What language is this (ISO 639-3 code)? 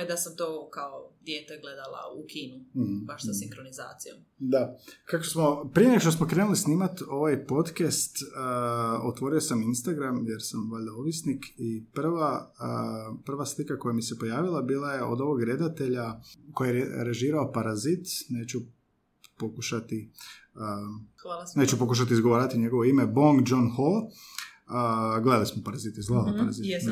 hrv